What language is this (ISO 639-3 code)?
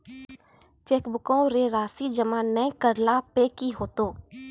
mai